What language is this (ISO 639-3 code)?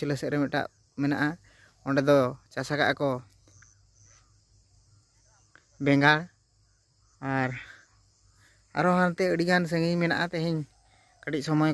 ind